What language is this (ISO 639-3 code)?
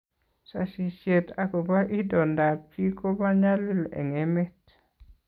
kln